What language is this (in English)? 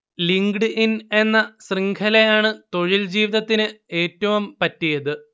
Malayalam